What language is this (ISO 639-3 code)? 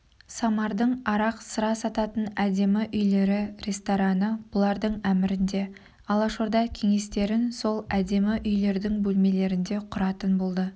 kaz